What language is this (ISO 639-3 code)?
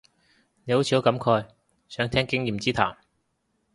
yue